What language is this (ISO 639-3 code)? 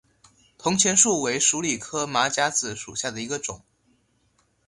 zho